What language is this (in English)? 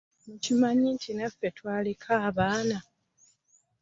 Ganda